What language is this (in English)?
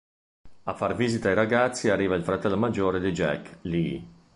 Italian